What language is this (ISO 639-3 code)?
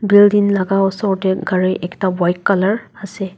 nag